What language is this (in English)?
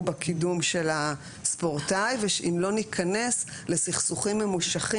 Hebrew